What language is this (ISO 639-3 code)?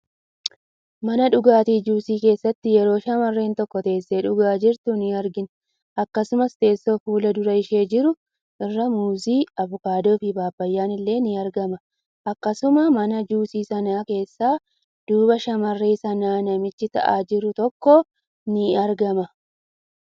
orm